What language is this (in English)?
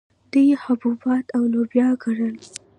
Pashto